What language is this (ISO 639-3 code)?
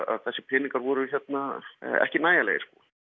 isl